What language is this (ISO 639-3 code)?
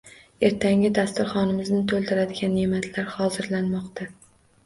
uzb